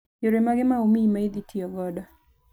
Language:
Luo (Kenya and Tanzania)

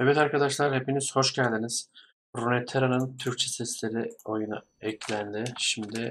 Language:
Turkish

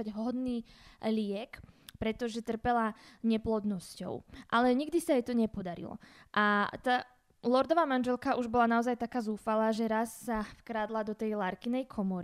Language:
Slovak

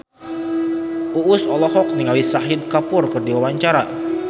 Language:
Sundanese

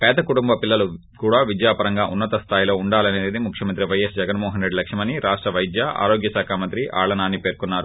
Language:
Telugu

